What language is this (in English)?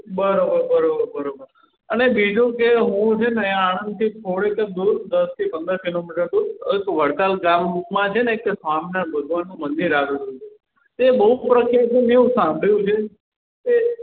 Gujarati